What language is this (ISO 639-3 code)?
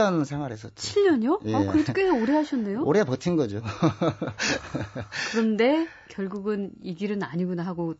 kor